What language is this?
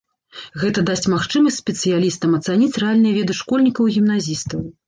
Belarusian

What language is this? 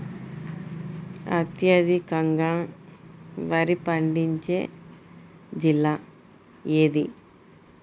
Telugu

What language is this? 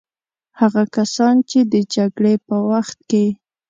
Pashto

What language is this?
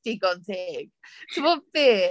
Welsh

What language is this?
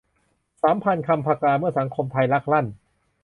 Thai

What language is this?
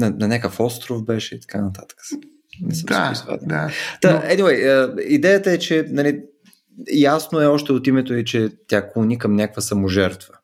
Bulgarian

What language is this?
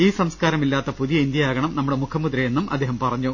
Malayalam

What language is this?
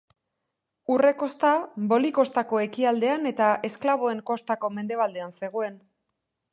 Basque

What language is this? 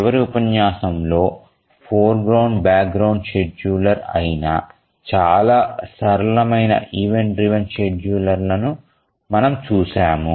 Telugu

